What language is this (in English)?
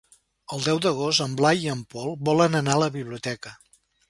Catalan